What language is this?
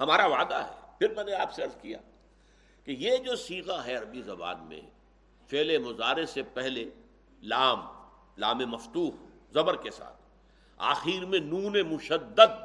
Urdu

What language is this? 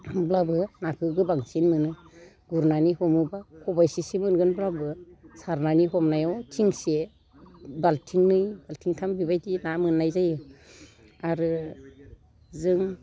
Bodo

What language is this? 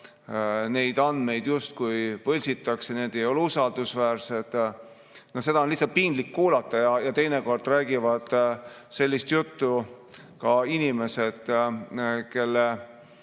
Estonian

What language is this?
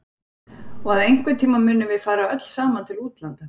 Icelandic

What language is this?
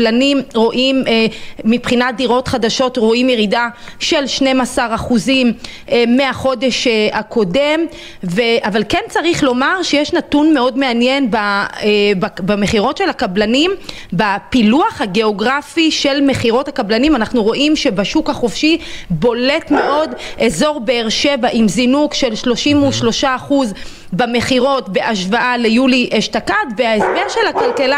Hebrew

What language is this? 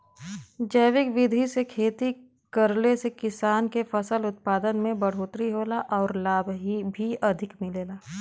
Bhojpuri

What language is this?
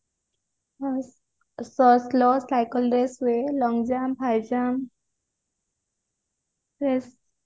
Odia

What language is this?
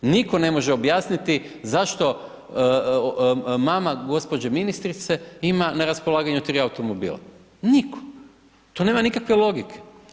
Croatian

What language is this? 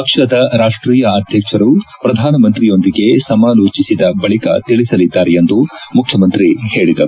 Kannada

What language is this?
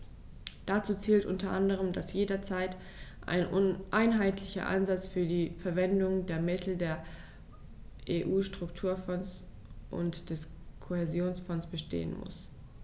German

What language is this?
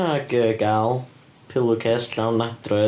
Welsh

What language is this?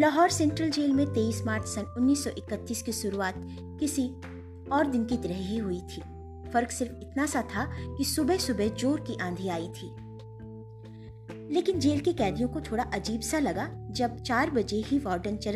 Hindi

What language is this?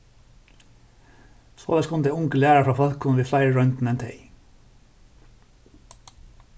Faroese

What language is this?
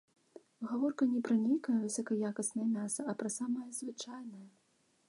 Belarusian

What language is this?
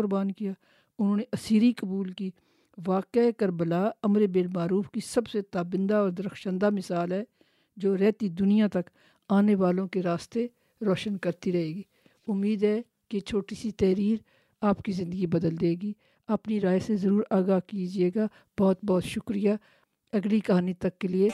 Urdu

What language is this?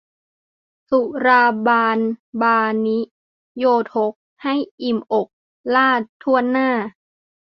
Thai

